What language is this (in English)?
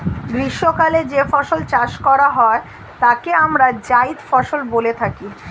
Bangla